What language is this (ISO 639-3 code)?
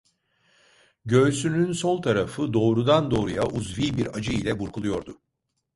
tur